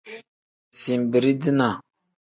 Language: Tem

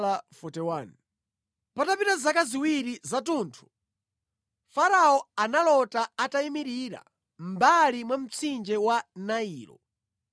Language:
Nyanja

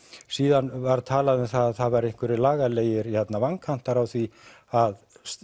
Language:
Icelandic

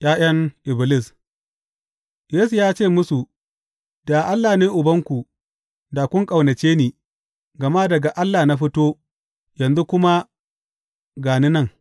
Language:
Hausa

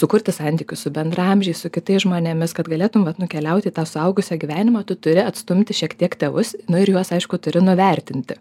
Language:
Lithuanian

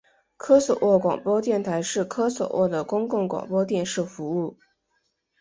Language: Chinese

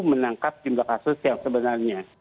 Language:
Indonesian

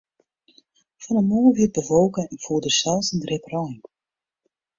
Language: Western Frisian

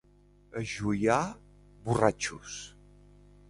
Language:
Catalan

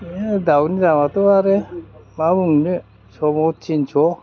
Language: Bodo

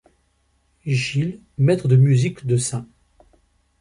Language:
French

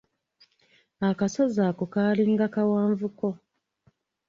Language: Ganda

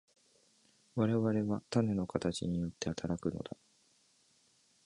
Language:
Japanese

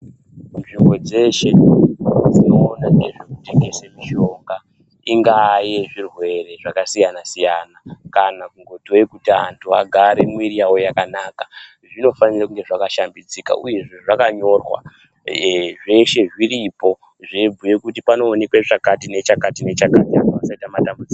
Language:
Ndau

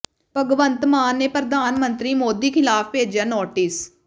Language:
Punjabi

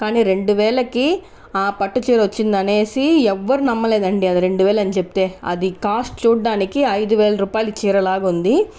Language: Telugu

